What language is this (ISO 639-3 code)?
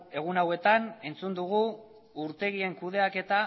eus